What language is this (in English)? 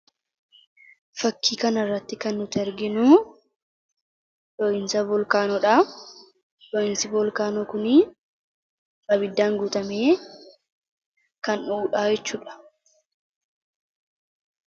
Oromo